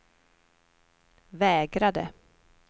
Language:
Swedish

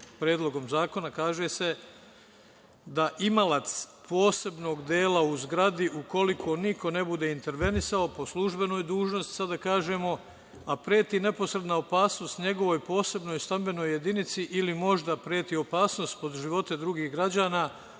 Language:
Serbian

